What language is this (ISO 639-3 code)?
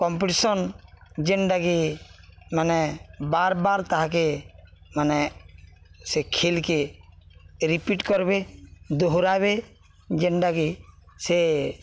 ori